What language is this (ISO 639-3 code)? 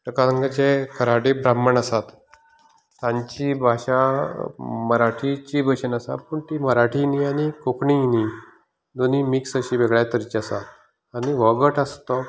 kok